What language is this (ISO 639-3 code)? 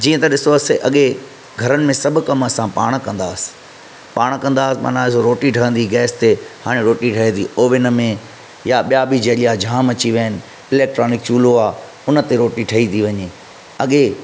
snd